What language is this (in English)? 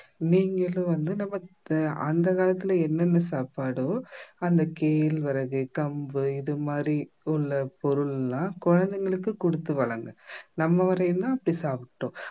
Tamil